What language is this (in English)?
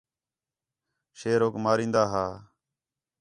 Khetrani